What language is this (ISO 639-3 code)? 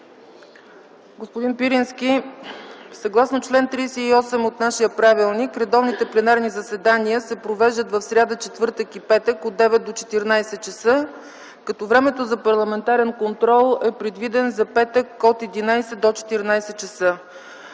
bul